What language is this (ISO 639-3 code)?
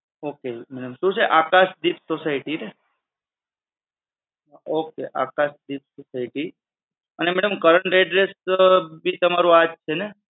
guj